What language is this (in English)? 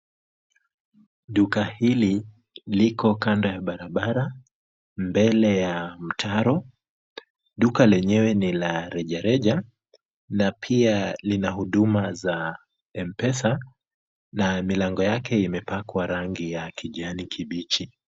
Swahili